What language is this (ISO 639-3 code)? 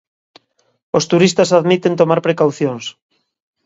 glg